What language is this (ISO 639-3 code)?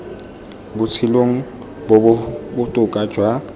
tsn